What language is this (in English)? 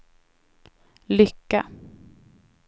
Swedish